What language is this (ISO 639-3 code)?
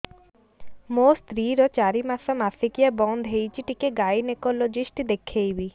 ori